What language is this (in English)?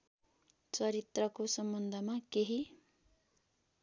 Nepali